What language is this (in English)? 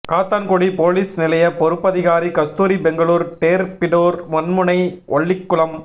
Tamil